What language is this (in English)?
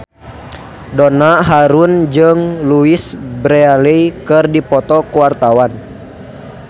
Sundanese